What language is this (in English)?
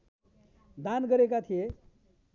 Nepali